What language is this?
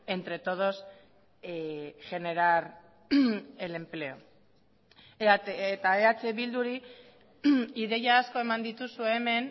Basque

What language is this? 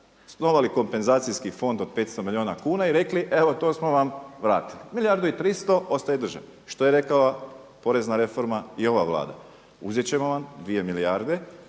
Croatian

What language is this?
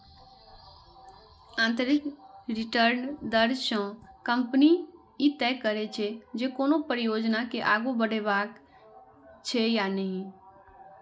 Maithili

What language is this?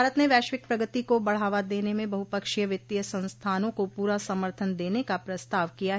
Hindi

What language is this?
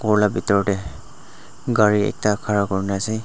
Naga Pidgin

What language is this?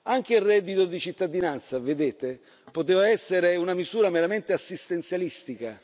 Italian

